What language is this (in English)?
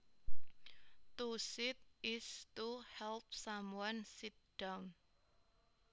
Javanese